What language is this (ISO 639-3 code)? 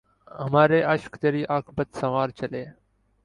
urd